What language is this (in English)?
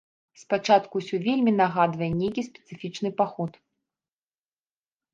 Belarusian